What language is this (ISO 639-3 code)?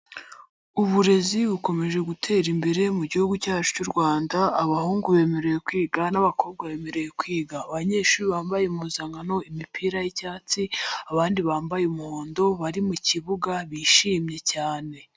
kin